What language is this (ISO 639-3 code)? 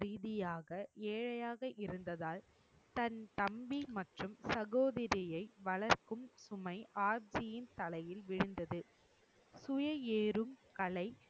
tam